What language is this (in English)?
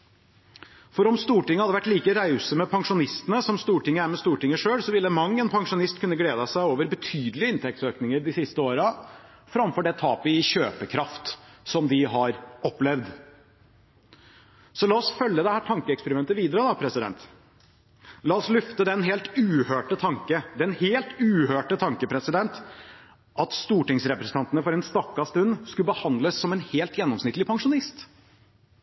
Norwegian Bokmål